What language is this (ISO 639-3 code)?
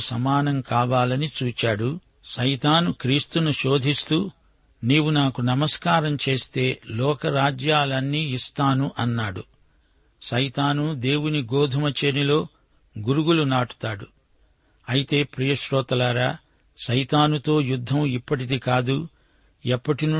tel